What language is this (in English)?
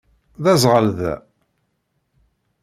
Kabyle